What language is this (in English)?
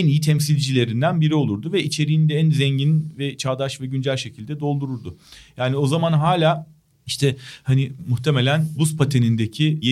Turkish